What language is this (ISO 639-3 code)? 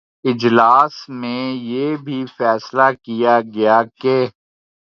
urd